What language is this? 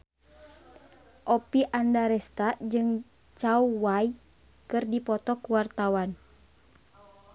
Sundanese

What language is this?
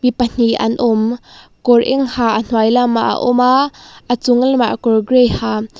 Mizo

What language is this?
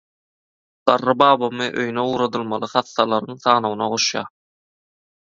Turkmen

